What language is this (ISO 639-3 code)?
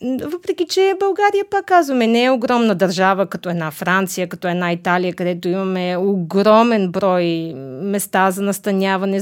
bul